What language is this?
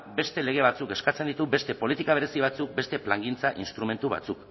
Basque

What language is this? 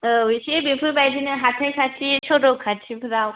Bodo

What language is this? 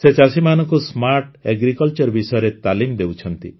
Odia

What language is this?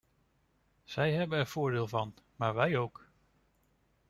Dutch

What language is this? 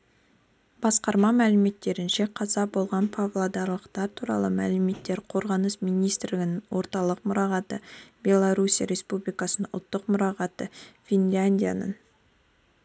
Kazakh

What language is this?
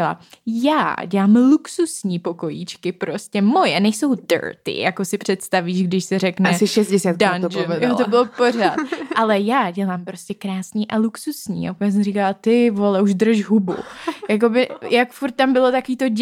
Czech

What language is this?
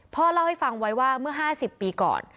Thai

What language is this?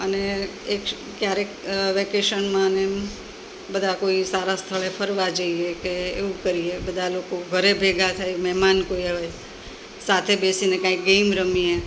Gujarati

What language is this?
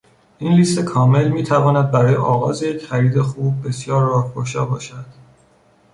Persian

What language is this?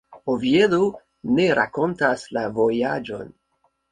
Esperanto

